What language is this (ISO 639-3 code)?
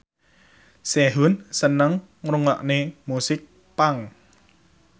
jav